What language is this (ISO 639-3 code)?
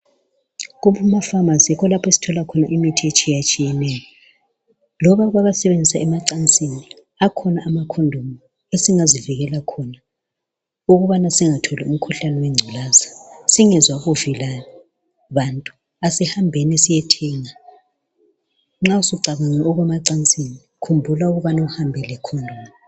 nde